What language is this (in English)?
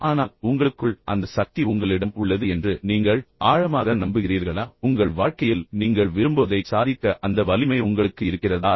Tamil